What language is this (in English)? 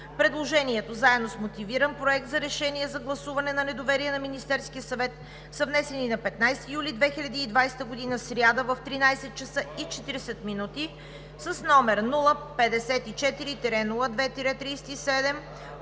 Bulgarian